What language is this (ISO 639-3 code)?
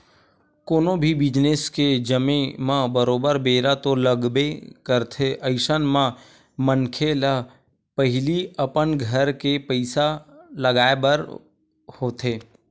hne